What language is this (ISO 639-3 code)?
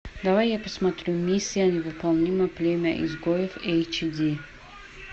rus